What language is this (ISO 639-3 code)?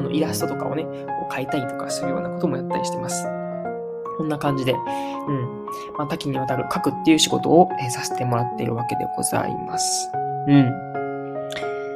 jpn